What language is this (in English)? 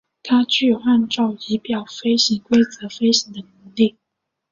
Chinese